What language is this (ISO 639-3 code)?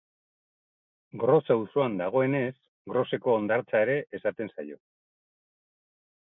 eus